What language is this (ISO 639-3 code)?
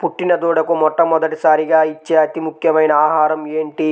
tel